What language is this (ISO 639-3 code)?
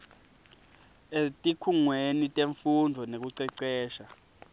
ssw